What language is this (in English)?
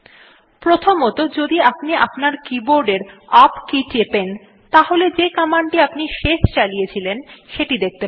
Bangla